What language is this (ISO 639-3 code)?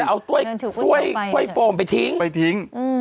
tha